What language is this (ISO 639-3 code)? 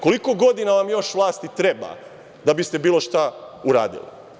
srp